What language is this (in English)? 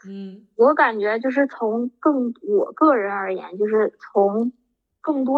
Chinese